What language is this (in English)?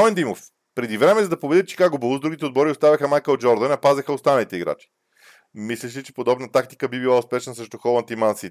Bulgarian